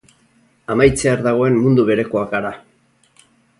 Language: Basque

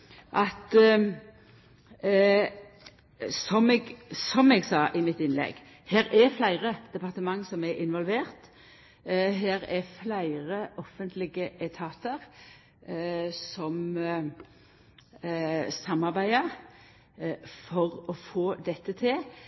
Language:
Norwegian Nynorsk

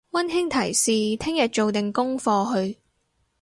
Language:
Cantonese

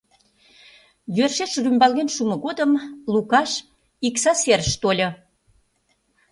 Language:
Mari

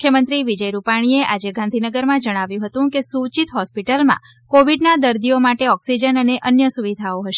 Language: Gujarati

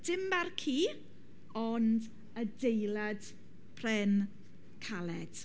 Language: Welsh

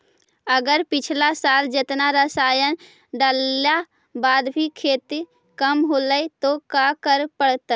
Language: Magahi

